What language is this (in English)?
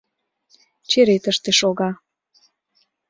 Mari